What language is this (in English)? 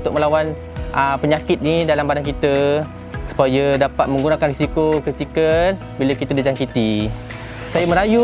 Malay